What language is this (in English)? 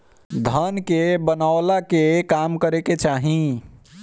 Bhojpuri